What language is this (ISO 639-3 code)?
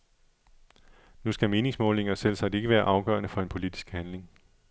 dan